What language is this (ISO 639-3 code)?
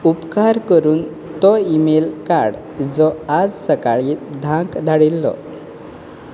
kok